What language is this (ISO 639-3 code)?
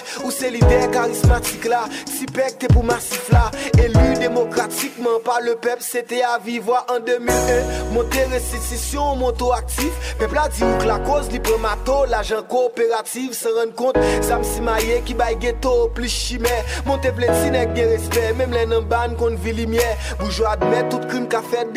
fra